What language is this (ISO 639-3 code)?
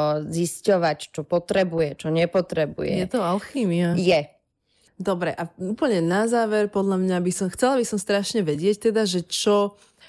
slk